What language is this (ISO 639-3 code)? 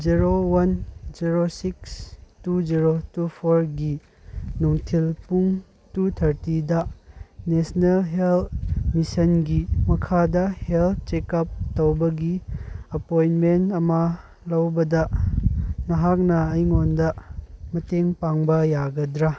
mni